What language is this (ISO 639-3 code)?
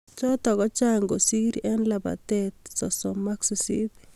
kln